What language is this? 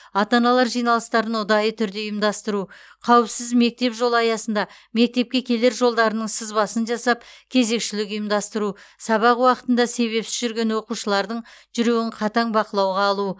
Kazakh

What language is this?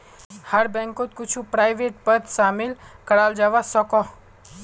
Magahi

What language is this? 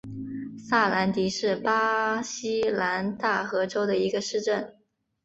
Chinese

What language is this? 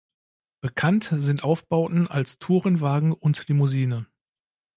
German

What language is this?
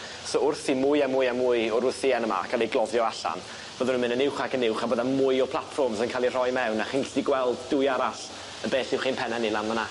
Welsh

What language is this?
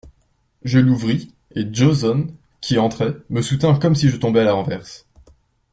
French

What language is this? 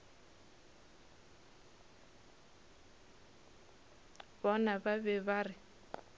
Northern Sotho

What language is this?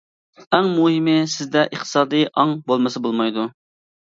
Uyghur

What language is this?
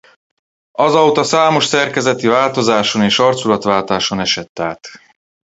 Hungarian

